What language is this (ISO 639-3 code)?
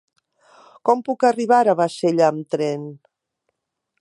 cat